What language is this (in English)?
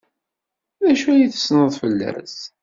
Kabyle